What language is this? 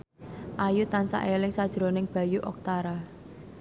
Javanese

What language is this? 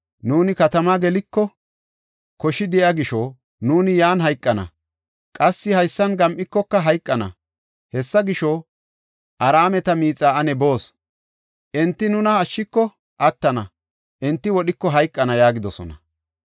Gofa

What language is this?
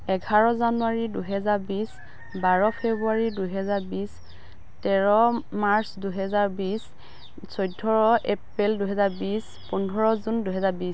Assamese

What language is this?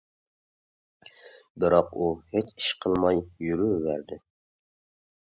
Uyghur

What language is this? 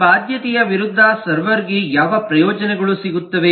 Kannada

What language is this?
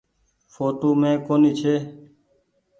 Goaria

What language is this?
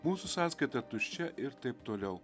Lithuanian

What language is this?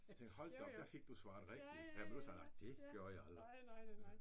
Danish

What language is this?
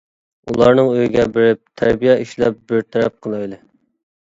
Uyghur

